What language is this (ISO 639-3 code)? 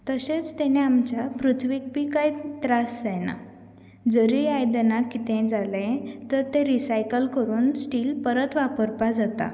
kok